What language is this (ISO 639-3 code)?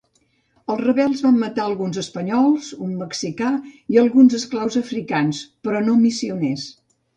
cat